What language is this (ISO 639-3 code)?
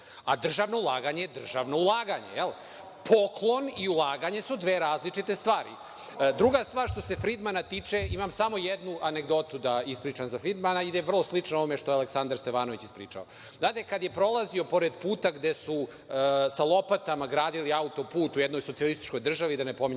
srp